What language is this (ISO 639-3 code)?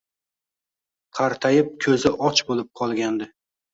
uzb